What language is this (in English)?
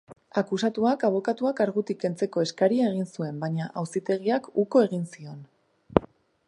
Basque